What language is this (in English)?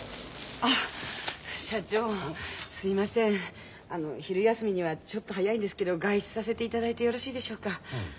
Japanese